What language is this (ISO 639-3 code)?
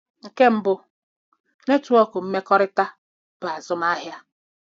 ibo